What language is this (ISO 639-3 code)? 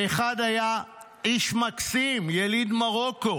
heb